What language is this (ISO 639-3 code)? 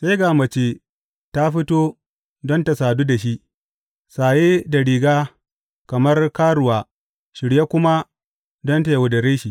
hau